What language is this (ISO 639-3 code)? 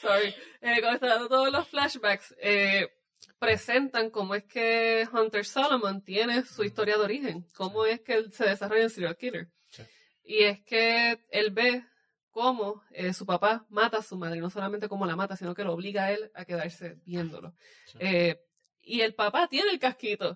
spa